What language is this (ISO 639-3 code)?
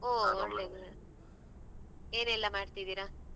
kan